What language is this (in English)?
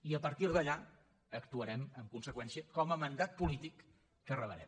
Catalan